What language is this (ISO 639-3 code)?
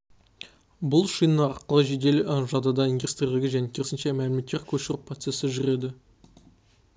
kaz